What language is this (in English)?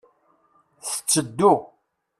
Kabyle